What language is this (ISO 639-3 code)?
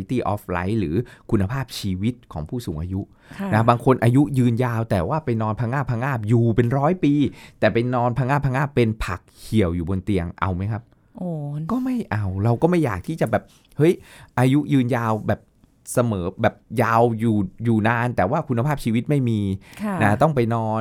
tha